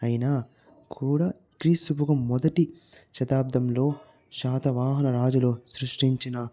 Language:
Telugu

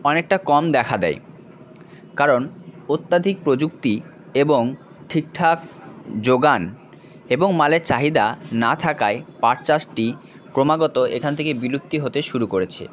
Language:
Bangla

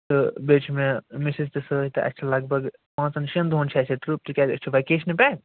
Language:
Kashmiri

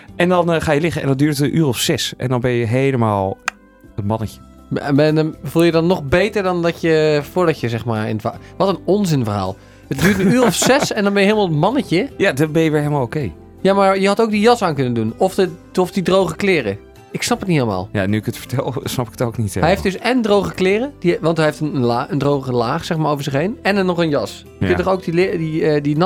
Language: Dutch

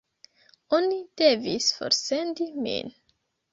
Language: Esperanto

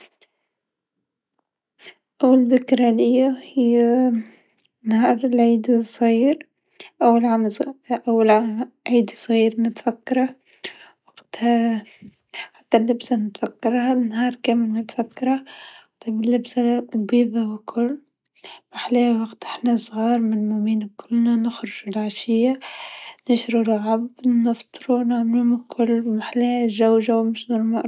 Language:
Tunisian Arabic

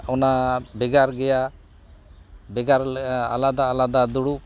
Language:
Santali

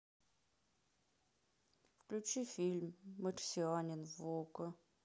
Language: Russian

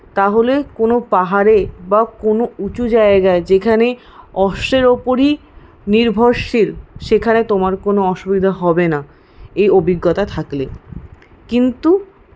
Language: Bangla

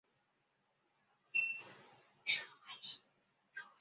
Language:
Chinese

